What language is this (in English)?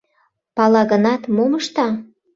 Mari